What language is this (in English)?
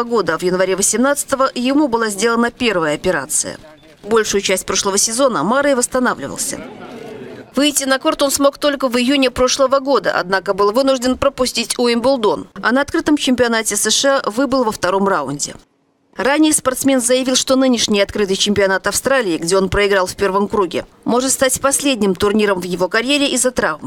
Russian